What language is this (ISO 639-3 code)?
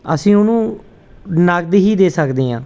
pan